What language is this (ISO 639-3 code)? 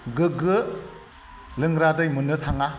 brx